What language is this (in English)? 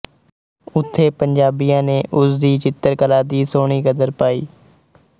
Punjabi